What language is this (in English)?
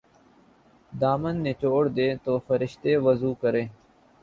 Urdu